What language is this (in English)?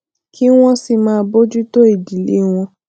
Yoruba